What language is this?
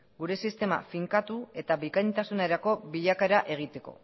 Basque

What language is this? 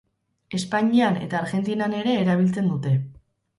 Basque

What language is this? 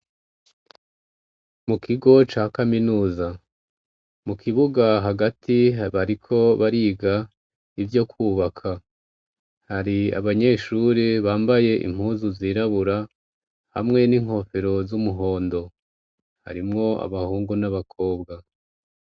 Rundi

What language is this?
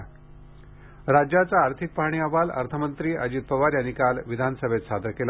Marathi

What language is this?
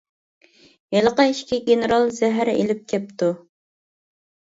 Uyghur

